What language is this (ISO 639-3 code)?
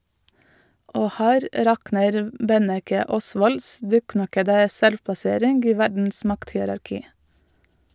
nor